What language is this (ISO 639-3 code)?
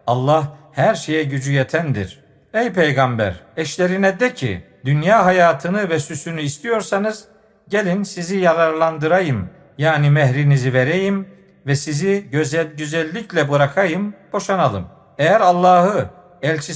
tur